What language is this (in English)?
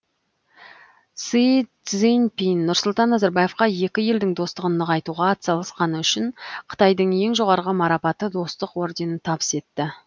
Kazakh